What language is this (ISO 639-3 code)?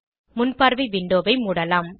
tam